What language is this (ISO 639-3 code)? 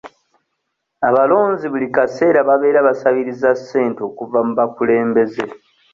lug